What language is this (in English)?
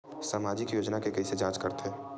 Chhattisgarhi